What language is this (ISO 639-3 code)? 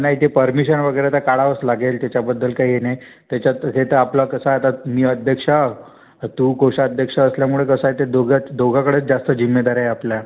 mar